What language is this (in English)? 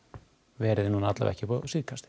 Icelandic